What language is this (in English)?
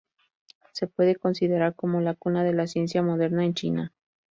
Spanish